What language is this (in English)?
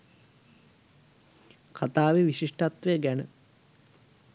Sinhala